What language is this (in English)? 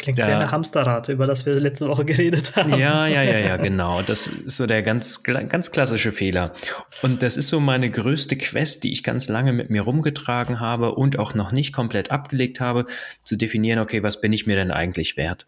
German